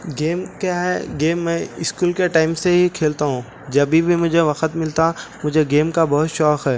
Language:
Urdu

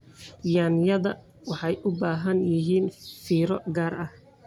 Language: Somali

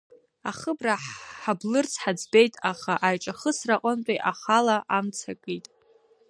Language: Abkhazian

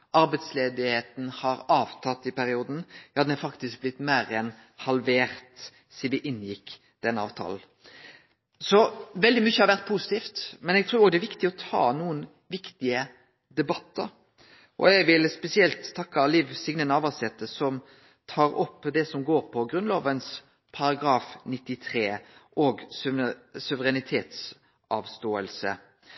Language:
Norwegian Nynorsk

